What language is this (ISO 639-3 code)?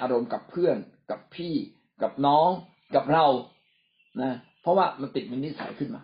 tha